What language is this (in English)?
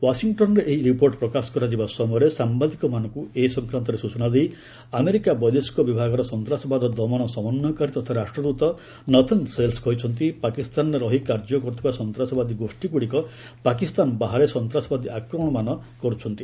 Odia